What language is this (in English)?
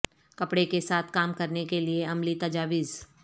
Urdu